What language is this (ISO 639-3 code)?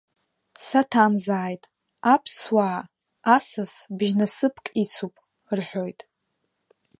abk